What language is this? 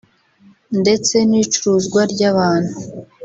Kinyarwanda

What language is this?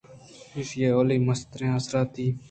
Eastern Balochi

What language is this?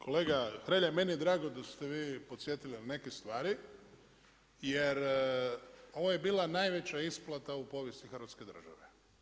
Croatian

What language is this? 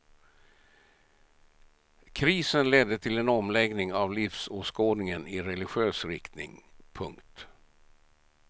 Swedish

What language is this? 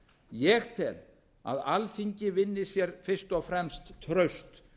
Icelandic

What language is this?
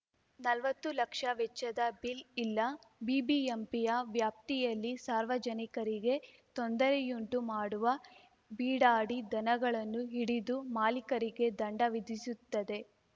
Kannada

